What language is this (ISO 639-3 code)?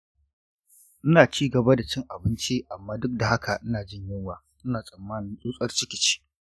hau